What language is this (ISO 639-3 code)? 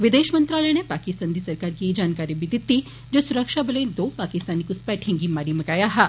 doi